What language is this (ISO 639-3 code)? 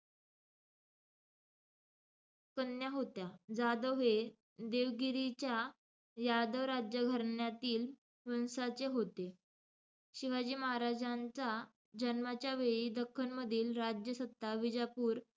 mar